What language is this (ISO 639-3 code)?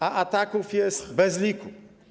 pol